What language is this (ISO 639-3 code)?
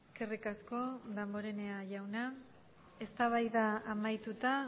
eus